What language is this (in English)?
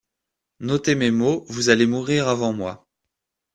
French